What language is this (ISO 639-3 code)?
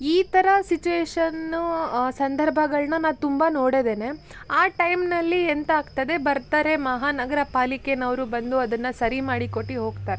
kan